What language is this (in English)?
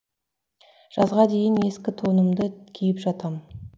Kazakh